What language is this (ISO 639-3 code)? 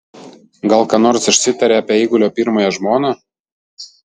lit